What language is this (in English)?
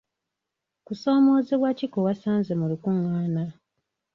Ganda